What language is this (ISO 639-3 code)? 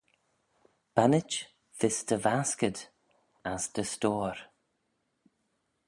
glv